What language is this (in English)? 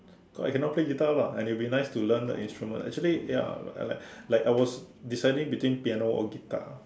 English